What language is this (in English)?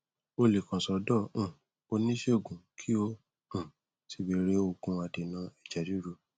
Yoruba